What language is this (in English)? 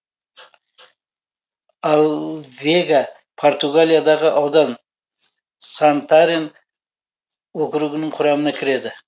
Kazakh